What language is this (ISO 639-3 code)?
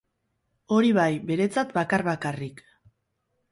eus